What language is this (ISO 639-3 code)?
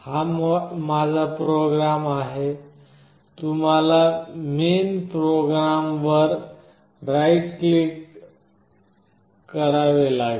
mar